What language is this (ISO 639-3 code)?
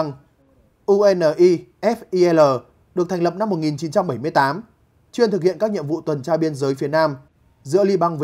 vie